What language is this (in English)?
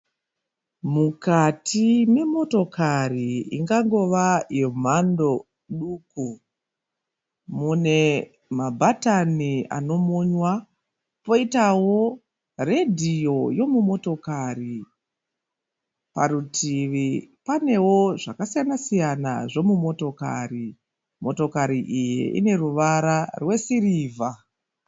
Shona